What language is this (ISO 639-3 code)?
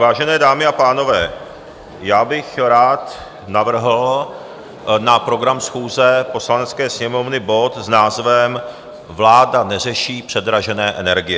ces